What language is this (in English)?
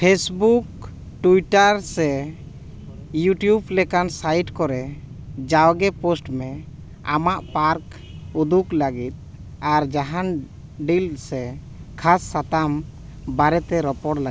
Santali